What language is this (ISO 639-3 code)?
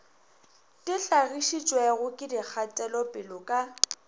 nso